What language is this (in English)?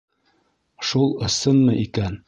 Bashkir